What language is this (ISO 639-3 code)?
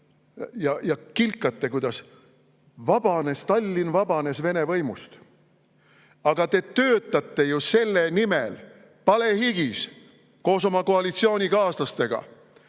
est